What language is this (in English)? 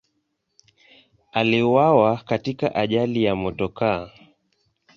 Swahili